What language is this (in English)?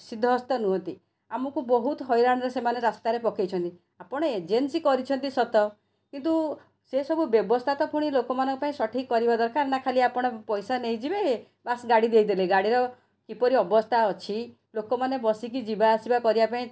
Odia